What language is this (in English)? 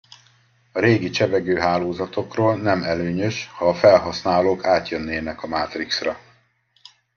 Hungarian